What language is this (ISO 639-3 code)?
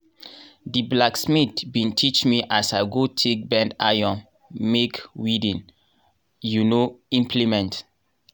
pcm